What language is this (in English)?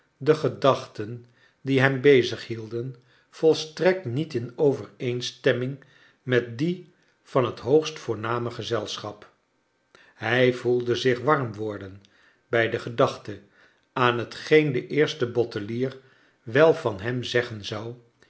Dutch